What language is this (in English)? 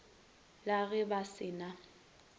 Northern Sotho